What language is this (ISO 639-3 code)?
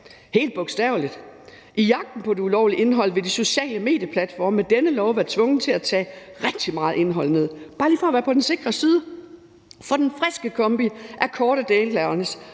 dan